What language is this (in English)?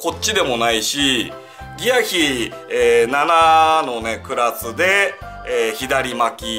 Japanese